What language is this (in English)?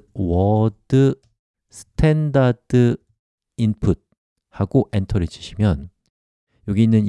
Korean